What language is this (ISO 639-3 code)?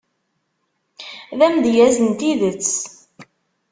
kab